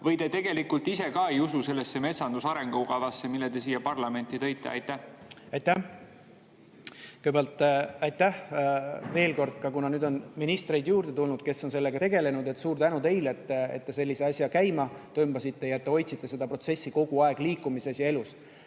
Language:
Estonian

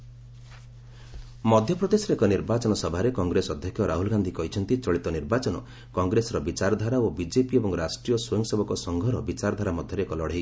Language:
Odia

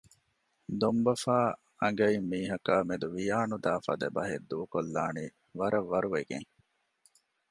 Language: Divehi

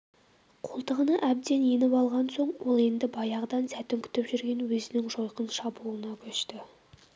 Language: Kazakh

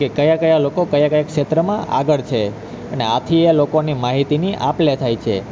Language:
Gujarati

